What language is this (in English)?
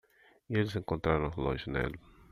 Portuguese